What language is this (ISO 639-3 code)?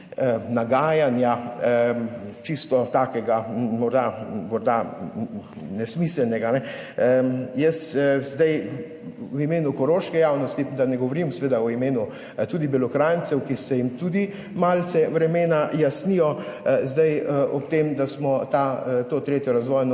slv